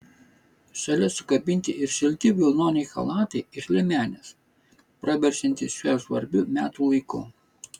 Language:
Lithuanian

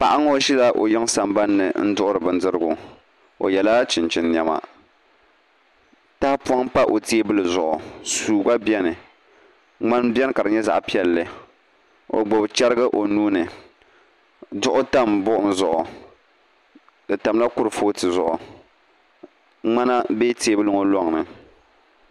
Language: Dagbani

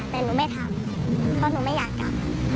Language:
Thai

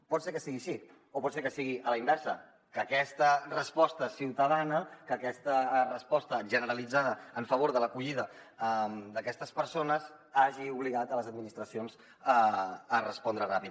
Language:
Catalan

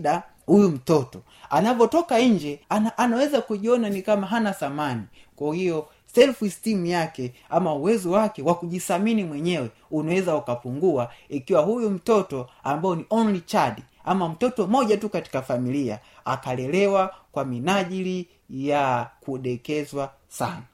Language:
Swahili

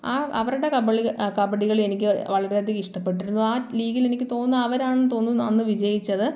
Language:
Malayalam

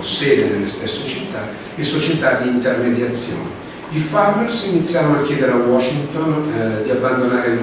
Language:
Italian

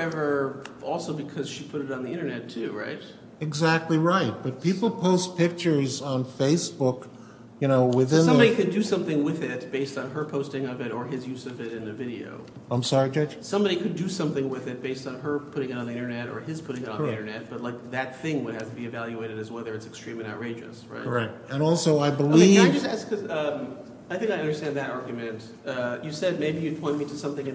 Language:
English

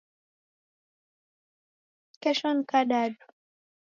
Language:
Taita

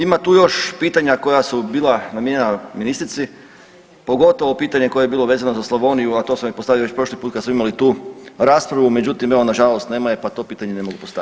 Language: Croatian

